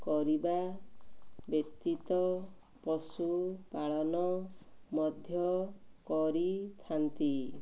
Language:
Odia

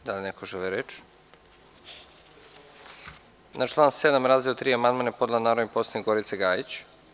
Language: Serbian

